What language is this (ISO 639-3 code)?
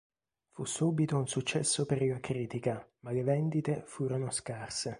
ita